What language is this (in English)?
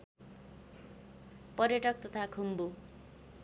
Nepali